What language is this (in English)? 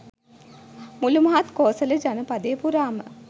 Sinhala